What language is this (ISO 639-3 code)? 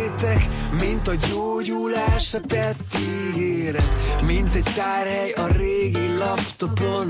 hun